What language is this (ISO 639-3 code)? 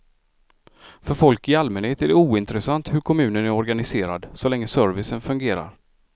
swe